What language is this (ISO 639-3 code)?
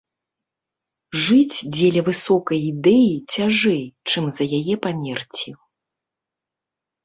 bel